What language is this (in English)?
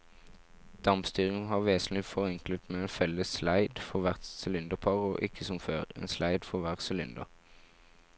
Norwegian